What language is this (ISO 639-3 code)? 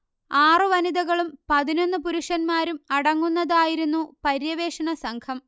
mal